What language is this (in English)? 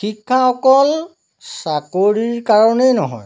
Assamese